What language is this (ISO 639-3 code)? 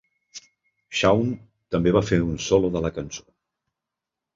cat